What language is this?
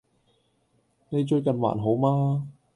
Cantonese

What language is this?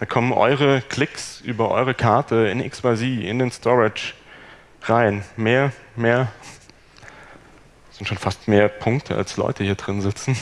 German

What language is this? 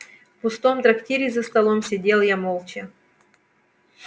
Russian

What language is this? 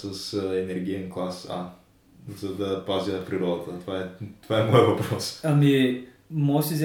Bulgarian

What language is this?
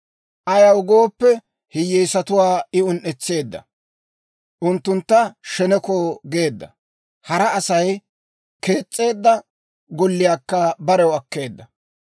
Dawro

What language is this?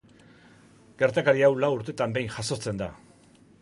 Basque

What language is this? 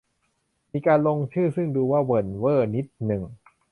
Thai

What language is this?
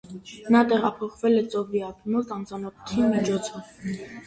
Armenian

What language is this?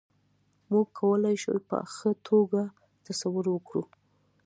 Pashto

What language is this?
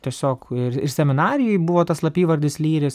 Lithuanian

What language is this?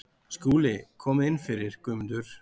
Icelandic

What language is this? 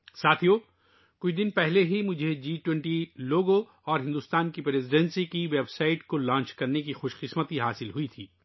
Urdu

